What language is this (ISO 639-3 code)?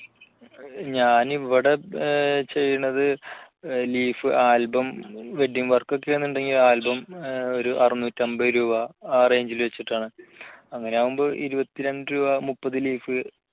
mal